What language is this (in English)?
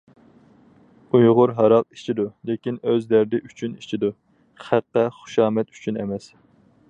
Uyghur